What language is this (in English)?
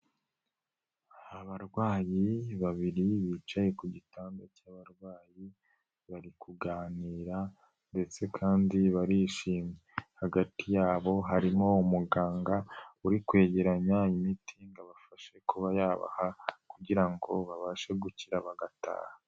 Kinyarwanda